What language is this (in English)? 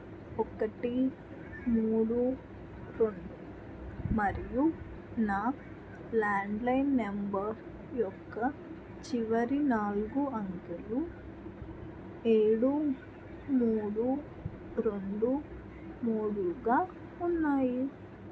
Telugu